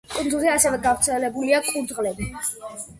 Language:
Georgian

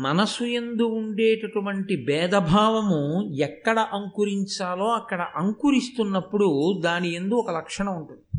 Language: Telugu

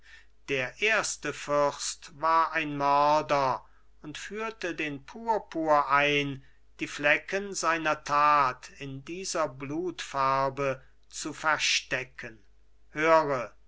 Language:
German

